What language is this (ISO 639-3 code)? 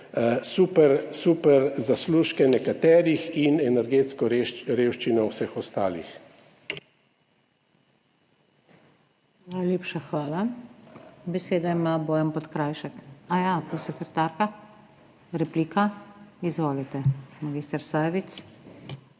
slv